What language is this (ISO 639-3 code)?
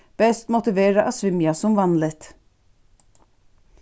fao